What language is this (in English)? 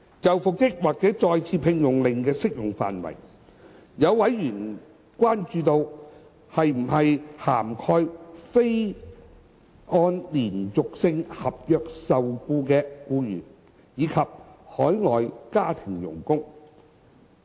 Cantonese